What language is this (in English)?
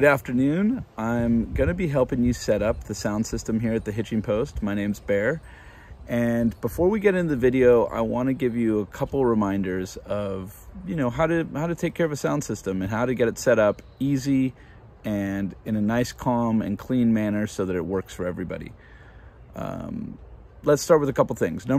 English